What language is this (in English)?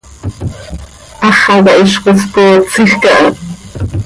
Seri